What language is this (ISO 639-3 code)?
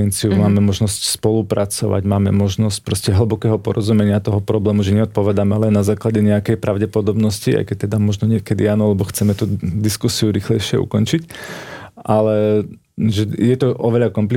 slk